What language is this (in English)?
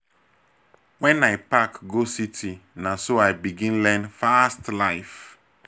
Nigerian Pidgin